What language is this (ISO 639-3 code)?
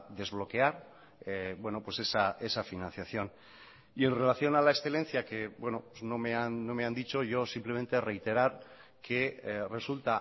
spa